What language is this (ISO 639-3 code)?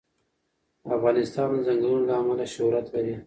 pus